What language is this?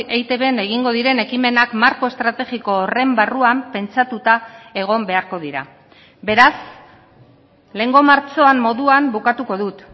Basque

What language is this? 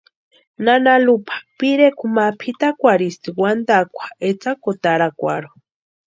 Western Highland Purepecha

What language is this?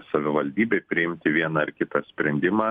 Lithuanian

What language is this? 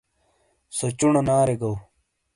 Shina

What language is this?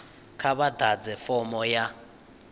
Venda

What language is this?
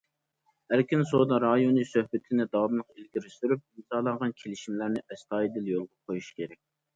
Uyghur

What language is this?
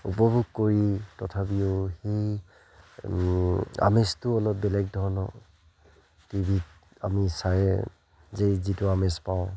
Assamese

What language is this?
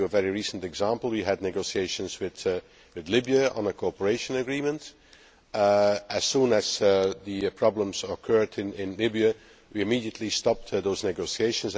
English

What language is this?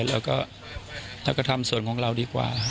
Thai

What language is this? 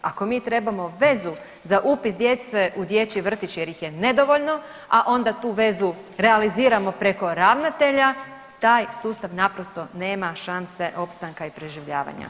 Croatian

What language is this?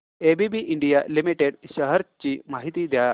Marathi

